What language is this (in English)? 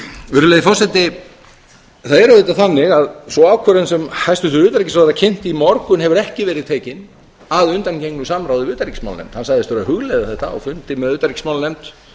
Icelandic